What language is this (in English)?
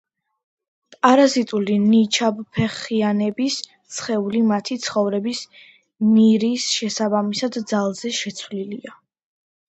Georgian